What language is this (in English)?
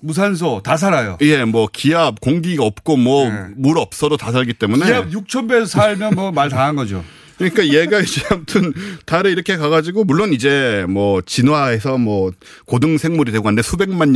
Korean